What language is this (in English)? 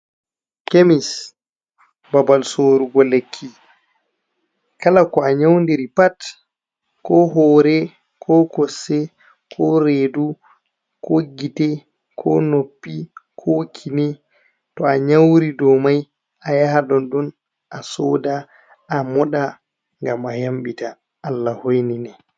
Fula